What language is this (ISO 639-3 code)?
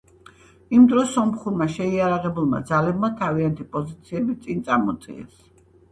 kat